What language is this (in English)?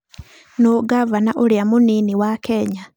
Kikuyu